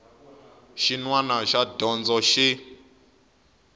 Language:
Tsonga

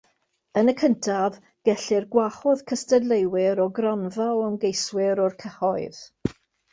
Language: Welsh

